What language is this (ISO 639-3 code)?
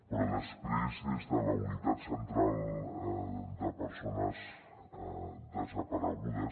cat